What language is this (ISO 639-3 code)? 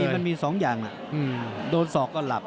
tha